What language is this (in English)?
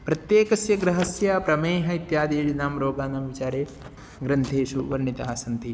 Sanskrit